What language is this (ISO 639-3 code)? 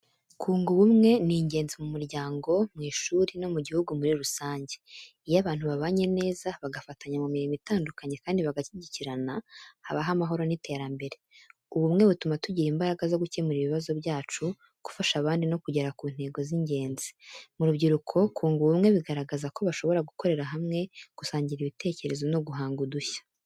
kin